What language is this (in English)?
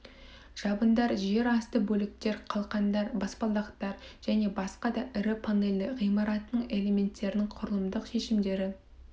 Kazakh